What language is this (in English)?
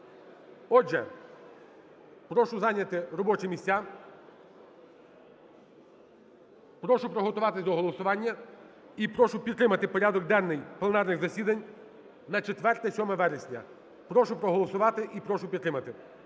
Ukrainian